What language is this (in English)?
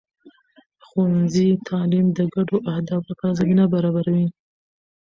Pashto